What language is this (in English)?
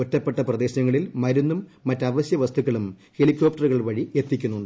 Malayalam